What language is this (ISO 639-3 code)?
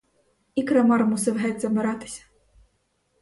ukr